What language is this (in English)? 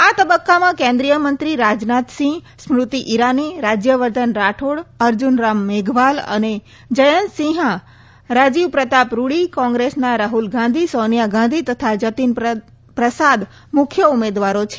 Gujarati